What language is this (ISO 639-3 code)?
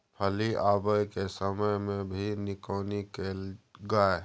mai